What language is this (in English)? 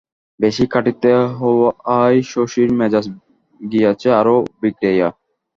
Bangla